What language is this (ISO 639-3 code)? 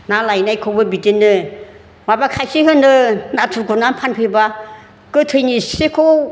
brx